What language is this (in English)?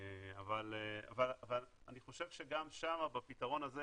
Hebrew